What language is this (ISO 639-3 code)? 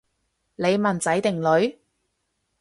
yue